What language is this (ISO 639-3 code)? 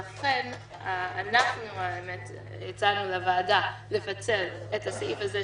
heb